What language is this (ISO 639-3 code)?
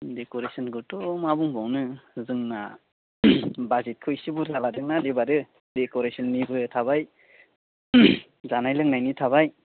brx